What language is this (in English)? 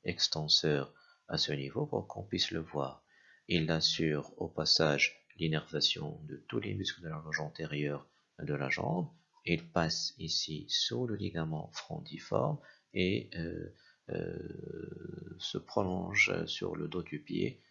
French